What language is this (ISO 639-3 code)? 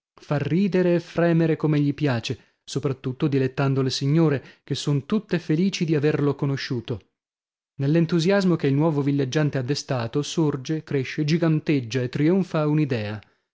ita